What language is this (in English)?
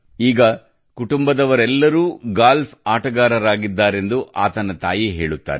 Kannada